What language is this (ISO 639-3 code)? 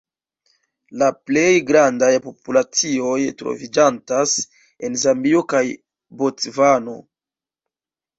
epo